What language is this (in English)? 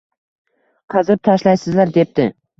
Uzbek